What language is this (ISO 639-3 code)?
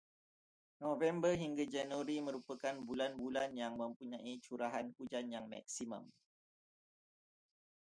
msa